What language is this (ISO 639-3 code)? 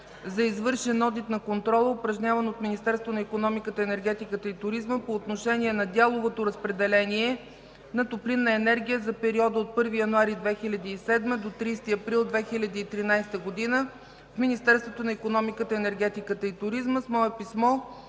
bul